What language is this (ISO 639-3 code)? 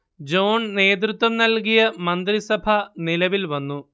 mal